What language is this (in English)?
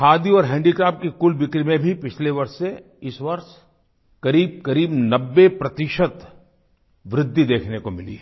Hindi